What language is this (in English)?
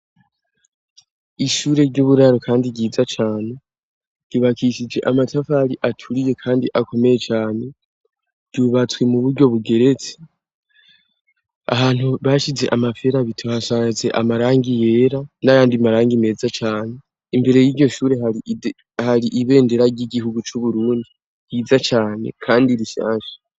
Rundi